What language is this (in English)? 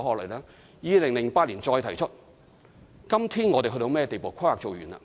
Cantonese